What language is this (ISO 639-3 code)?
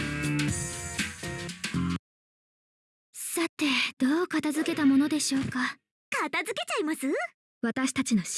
jpn